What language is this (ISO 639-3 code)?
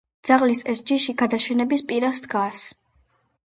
kat